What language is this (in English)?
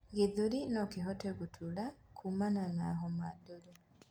Kikuyu